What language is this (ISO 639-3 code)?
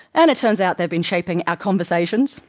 eng